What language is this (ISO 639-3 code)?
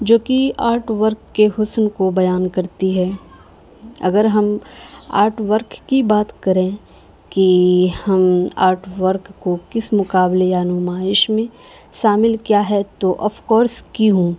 urd